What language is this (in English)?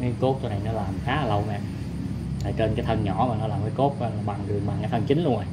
Vietnamese